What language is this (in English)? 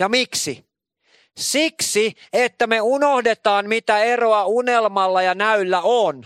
Finnish